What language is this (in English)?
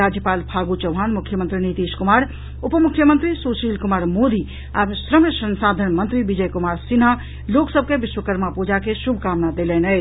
Maithili